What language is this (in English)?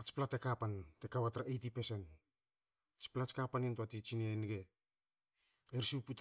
Hakö